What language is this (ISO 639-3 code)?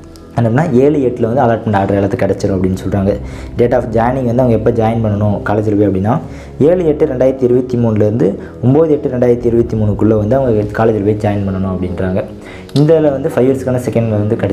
ara